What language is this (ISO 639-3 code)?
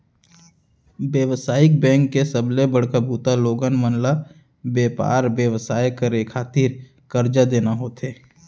hne